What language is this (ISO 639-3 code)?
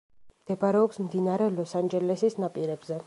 kat